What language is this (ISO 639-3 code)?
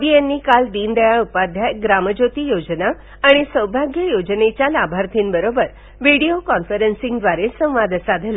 mar